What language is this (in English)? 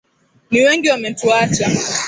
Swahili